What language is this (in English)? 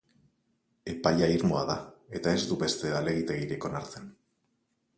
Basque